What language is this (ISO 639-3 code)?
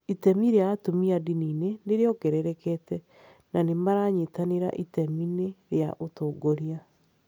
kik